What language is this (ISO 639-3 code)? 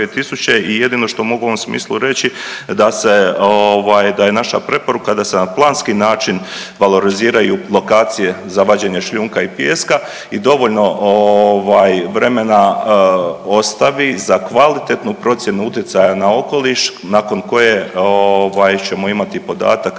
hrv